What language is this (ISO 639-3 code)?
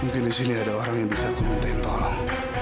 ind